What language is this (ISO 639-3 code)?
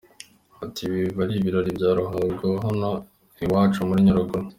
kin